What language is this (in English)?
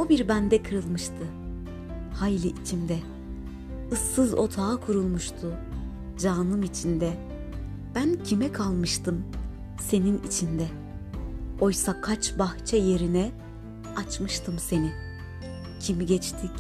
Turkish